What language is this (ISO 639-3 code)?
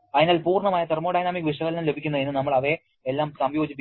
mal